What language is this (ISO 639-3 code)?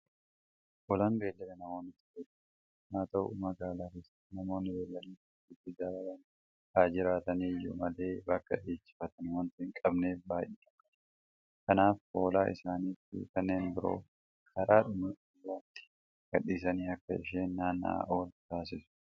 orm